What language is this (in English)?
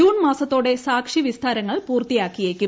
Malayalam